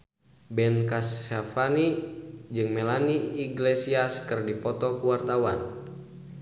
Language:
Sundanese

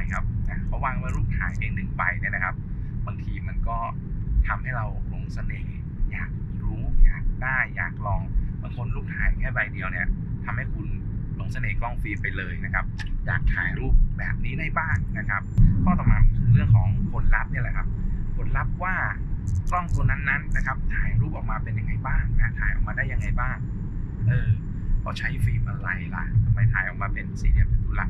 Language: Thai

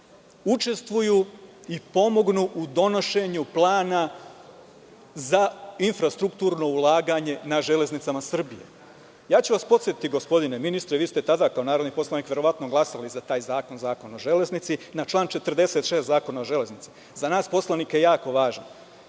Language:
Serbian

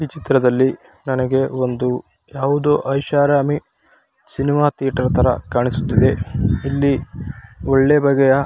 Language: Kannada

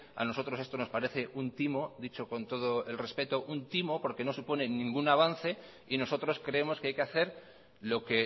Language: Spanish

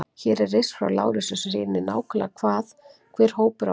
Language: Icelandic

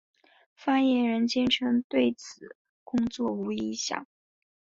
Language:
Chinese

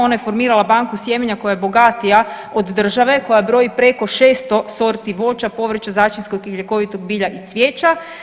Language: Croatian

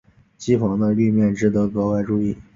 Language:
Chinese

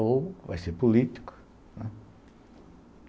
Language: Portuguese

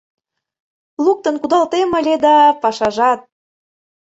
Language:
Mari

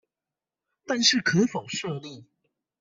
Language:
Chinese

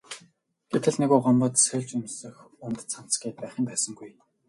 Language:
Mongolian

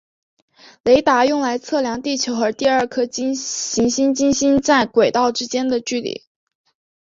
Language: Chinese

